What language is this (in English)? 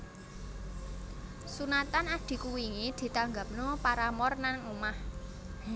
Javanese